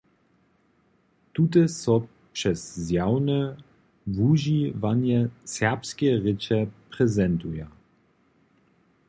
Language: Upper Sorbian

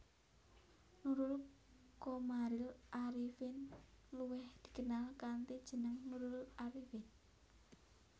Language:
Javanese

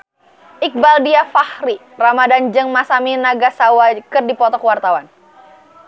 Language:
Sundanese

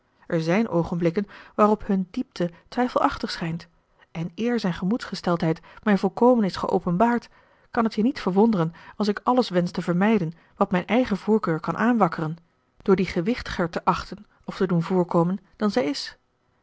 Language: Dutch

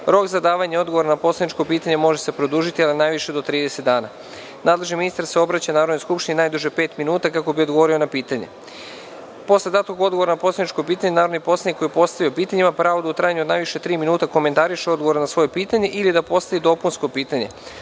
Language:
Serbian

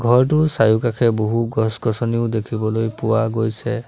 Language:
Assamese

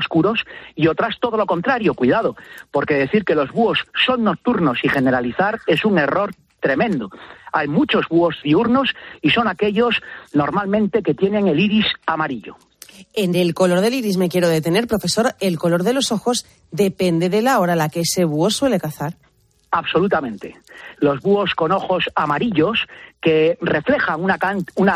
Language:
Spanish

